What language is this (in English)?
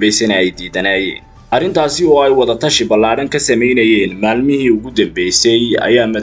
Arabic